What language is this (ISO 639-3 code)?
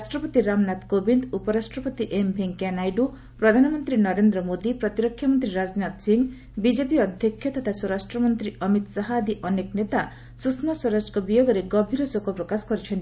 ori